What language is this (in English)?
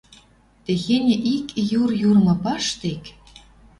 Western Mari